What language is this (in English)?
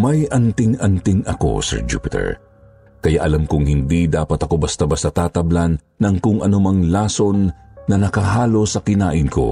Filipino